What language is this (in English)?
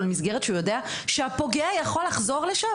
Hebrew